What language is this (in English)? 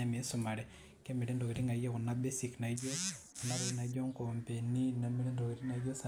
Masai